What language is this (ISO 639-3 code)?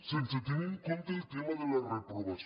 cat